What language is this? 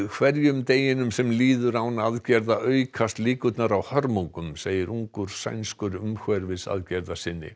Icelandic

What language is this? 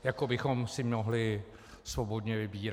Czech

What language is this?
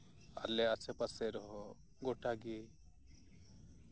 Santali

